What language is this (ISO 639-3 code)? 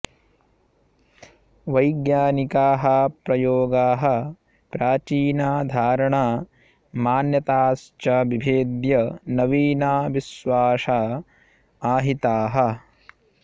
san